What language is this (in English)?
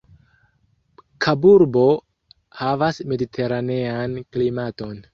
Esperanto